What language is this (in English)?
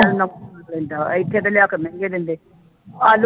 Punjabi